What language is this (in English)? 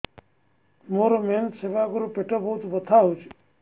Odia